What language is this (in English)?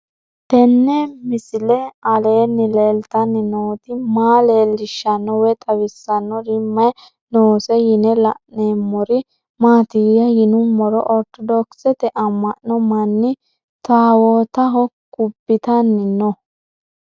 Sidamo